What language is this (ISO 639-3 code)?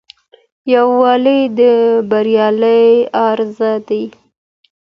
pus